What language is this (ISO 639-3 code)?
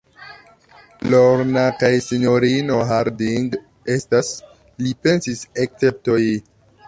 epo